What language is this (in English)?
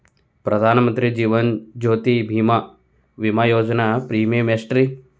Kannada